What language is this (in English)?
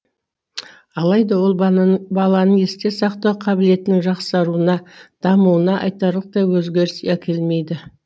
Kazakh